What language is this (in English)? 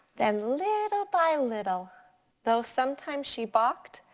English